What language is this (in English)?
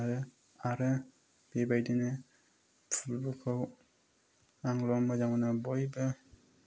Bodo